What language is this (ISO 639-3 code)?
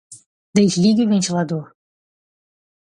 por